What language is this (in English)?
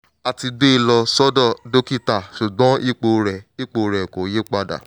Yoruba